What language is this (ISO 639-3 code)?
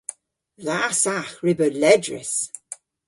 cor